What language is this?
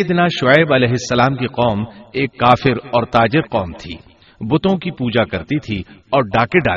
Urdu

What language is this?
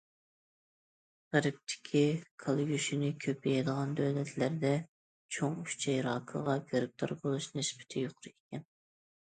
Uyghur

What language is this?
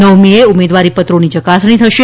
Gujarati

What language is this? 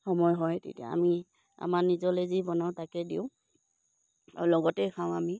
Assamese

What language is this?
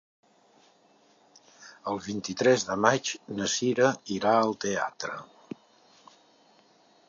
Catalan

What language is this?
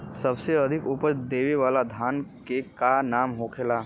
Bhojpuri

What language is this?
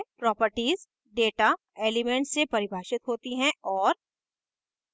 Hindi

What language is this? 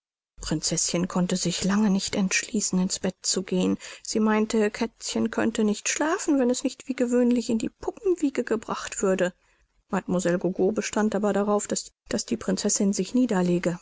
German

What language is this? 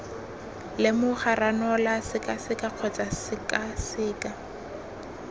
Tswana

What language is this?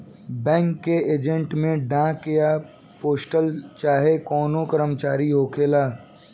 Bhojpuri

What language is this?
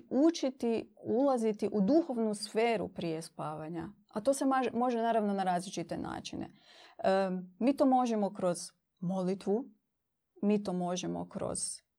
Croatian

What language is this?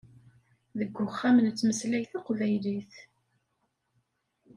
Kabyle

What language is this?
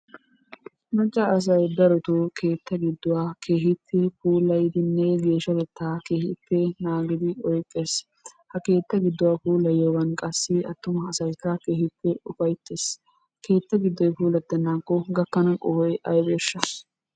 Wolaytta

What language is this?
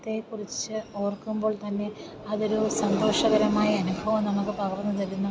Malayalam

